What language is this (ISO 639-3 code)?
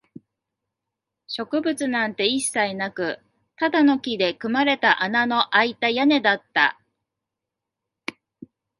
jpn